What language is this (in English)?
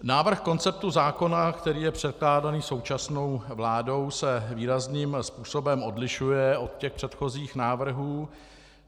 Czech